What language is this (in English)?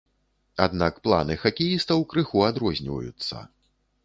Belarusian